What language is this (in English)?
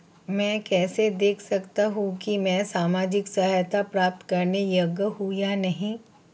Hindi